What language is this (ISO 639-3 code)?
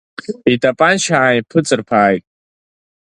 abk